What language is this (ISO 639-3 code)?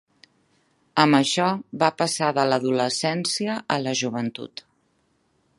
cat